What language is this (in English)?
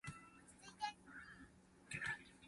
Min Nan Chinese